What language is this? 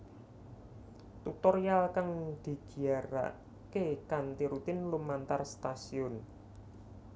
Javanese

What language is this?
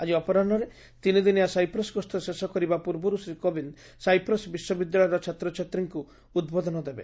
Odia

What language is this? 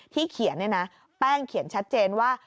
Thai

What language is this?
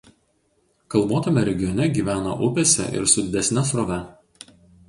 Lithuanian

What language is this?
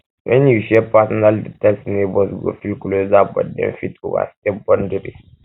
Nigerian Pidgin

